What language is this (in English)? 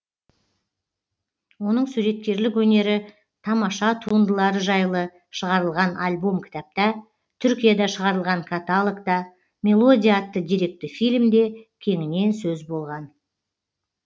Kazakh